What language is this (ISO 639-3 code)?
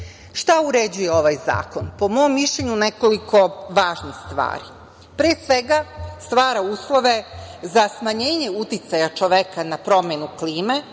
srp